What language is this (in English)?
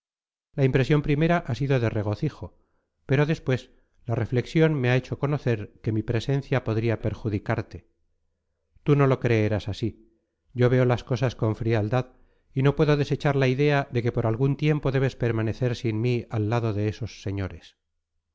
Spanish